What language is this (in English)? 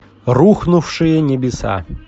Russian